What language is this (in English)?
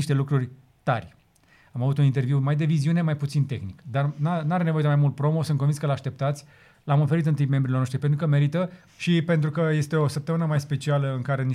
Romanian